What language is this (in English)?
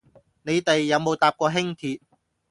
Cantonese